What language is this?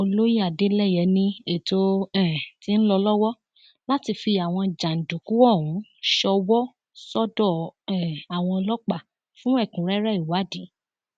Yoruba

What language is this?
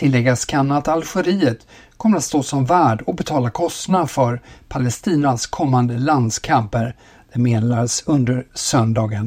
Swedish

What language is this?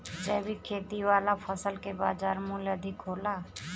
Bhojpuri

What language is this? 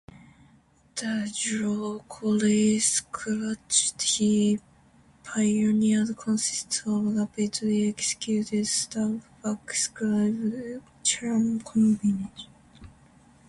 English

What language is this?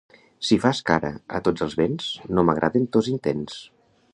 Catalan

